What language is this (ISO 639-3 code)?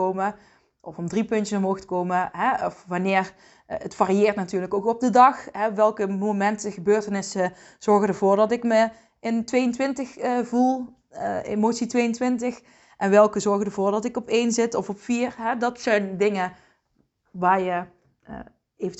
nld